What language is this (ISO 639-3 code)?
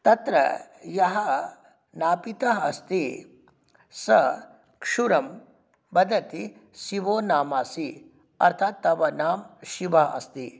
san